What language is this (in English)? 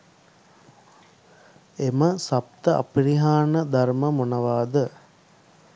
Sinhala